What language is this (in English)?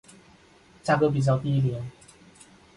Chinese